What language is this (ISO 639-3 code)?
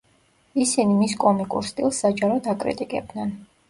kat